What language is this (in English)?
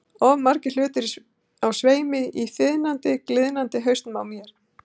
Icelandic